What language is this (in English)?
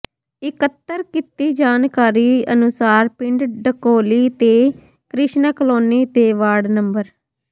Punjabi